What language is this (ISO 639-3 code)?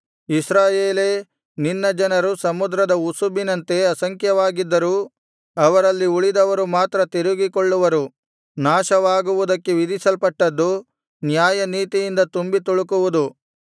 kan